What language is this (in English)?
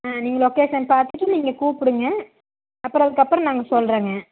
Tamil